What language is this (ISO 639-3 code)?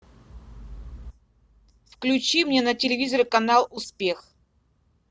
rus